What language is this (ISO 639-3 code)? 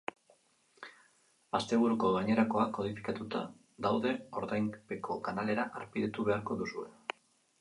eus